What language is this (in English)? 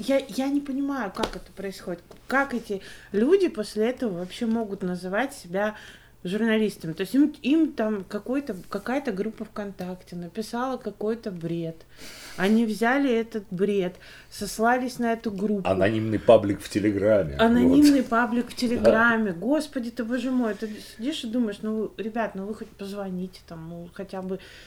Russian